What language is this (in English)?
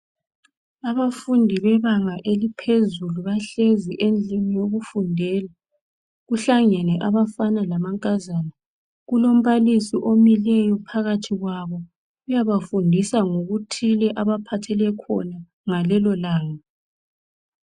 North Ndebele